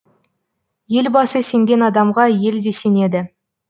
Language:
Kazakh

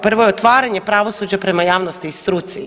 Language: Croatian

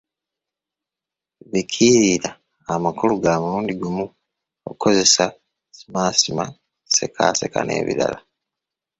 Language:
Ganda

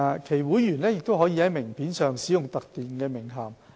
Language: Cantonese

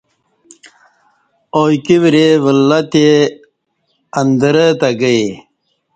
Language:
Kati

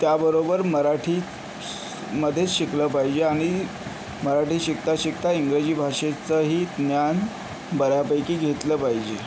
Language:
Marathi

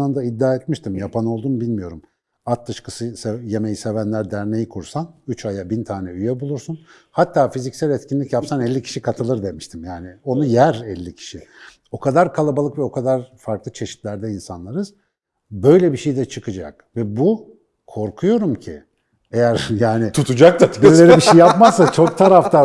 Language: Turkish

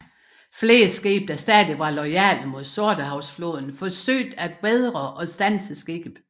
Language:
Danish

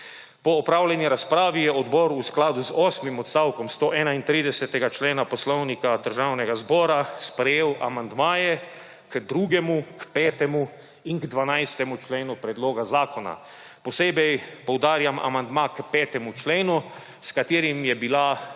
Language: Slovenian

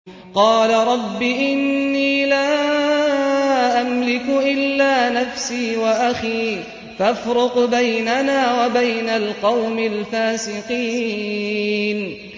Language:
Arabic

